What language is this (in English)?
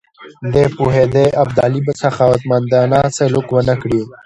Pashto